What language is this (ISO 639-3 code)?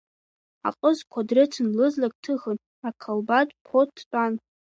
abk